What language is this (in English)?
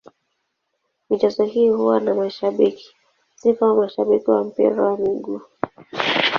Swahili